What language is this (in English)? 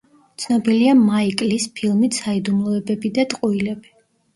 Georgian